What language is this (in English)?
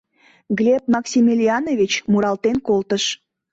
Mari